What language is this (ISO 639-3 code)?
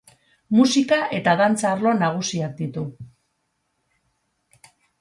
eus